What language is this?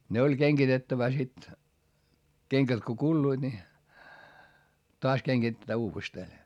Finnish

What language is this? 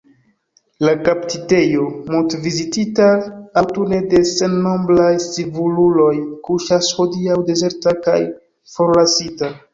Esperanto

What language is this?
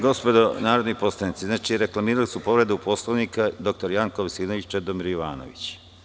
Serbian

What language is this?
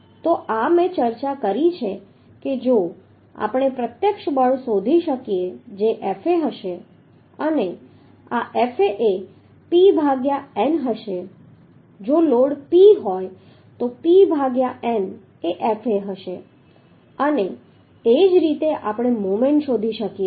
Gujarati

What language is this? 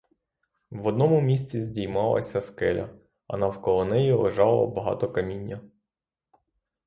Ukrainian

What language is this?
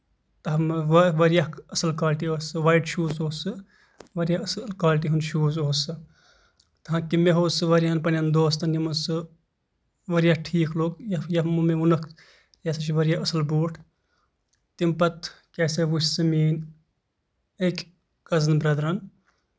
Kashmiri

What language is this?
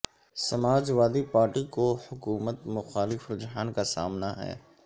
Urdu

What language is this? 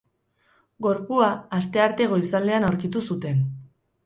Basque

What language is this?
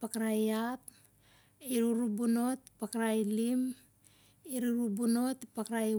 Siar-Lak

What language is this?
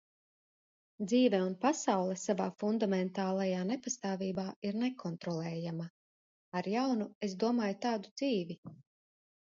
Latvian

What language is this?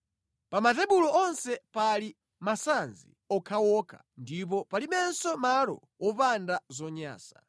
Nyanja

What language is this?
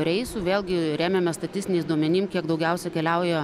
Lithuanian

